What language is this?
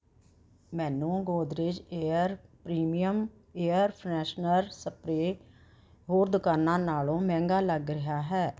Punjabi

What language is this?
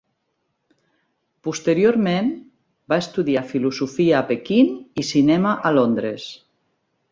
Catalan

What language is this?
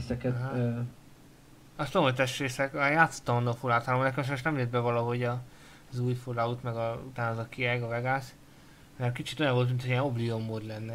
Hungarian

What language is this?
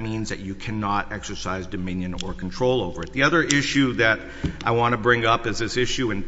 English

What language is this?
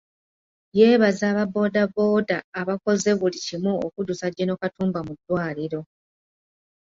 Ganda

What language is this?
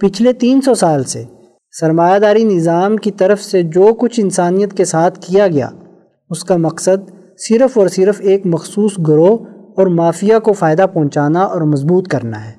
Urdu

